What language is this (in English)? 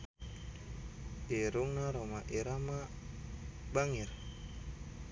Sundanese